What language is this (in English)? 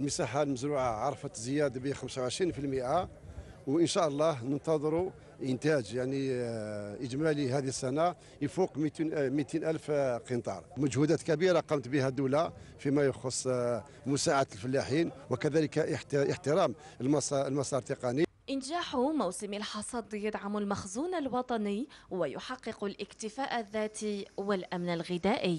Arabic